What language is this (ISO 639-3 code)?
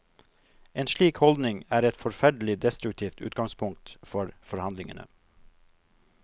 nor